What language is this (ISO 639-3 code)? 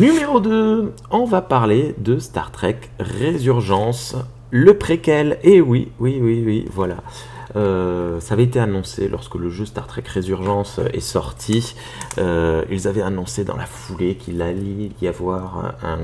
fra